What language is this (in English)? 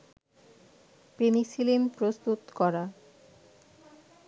Bangla